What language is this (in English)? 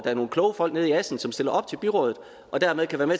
Danish